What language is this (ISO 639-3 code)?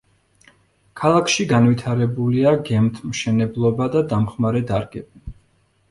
kat